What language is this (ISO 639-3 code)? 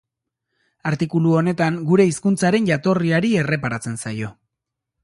eus